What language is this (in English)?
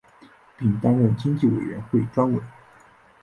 Chinese